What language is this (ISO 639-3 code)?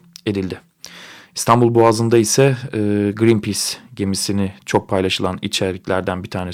tur